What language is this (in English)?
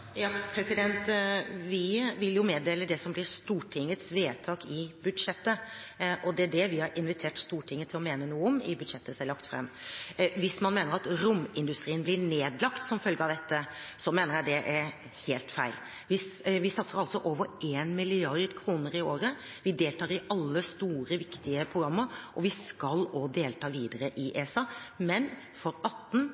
Norwegian Bokmål